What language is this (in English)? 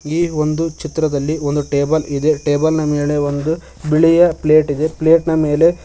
Kannada